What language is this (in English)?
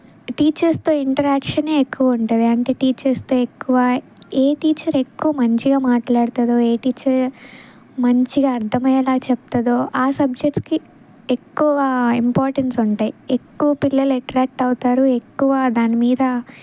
Telugu